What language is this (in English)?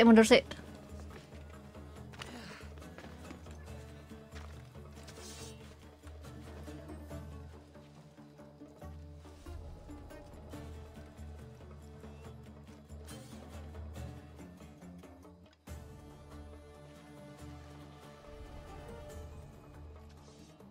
Indonesian